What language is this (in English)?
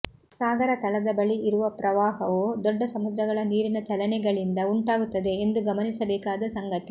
Kannada